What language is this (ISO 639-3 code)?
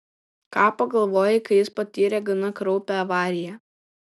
lit